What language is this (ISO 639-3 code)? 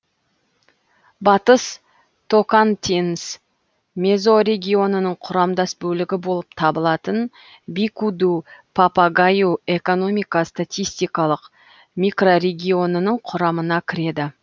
kaz